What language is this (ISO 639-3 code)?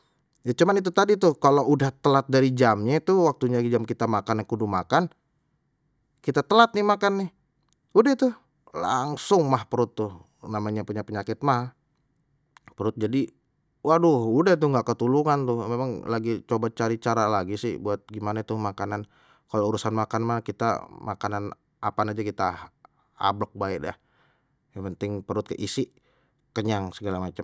bew